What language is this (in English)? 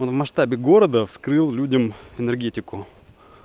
Russian